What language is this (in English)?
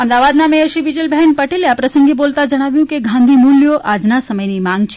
Gujarati